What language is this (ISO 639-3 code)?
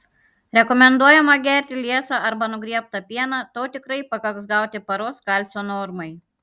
lit